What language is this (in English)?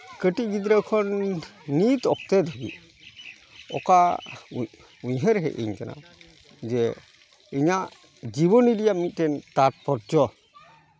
Santali